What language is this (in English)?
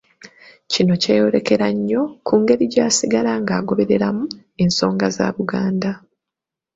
Ganda